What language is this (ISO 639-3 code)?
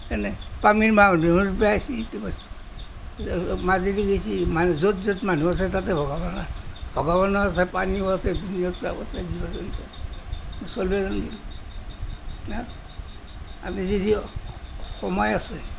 asm